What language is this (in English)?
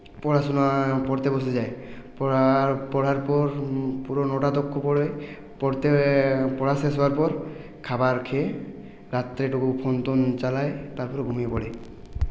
Bangla